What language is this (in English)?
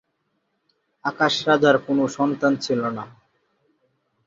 Bangla